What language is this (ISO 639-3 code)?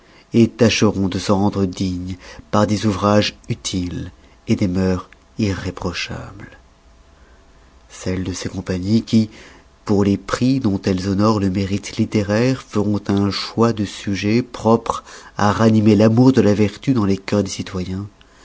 fra